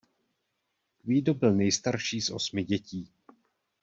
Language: Czech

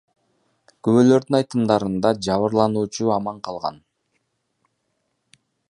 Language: Kyrgyz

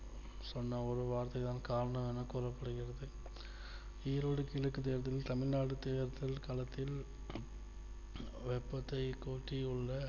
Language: Tamil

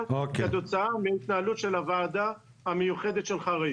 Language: Hebrew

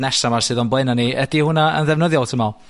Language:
Welsh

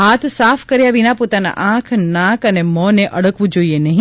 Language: Gujarati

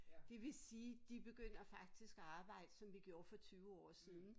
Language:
Danish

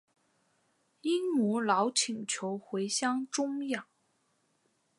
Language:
Chinese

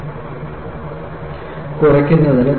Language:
Malayalam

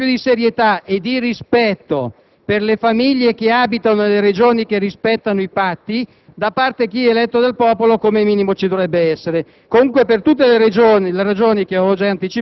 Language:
Italian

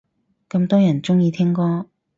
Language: Cantonese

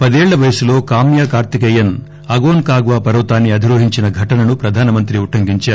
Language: Telugu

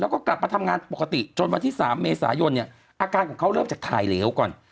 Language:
Thai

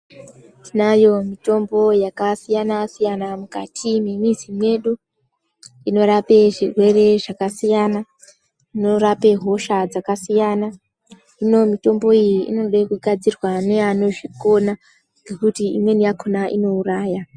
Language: Ndau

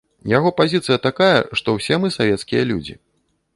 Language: Belarusian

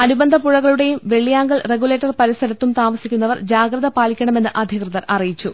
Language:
Malayalam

